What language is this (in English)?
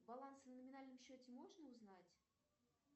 Russian